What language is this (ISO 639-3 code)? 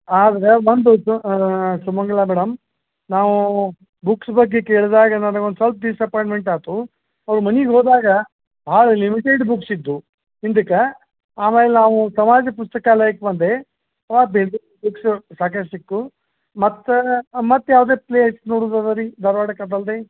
kan